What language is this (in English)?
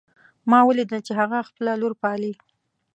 Pashto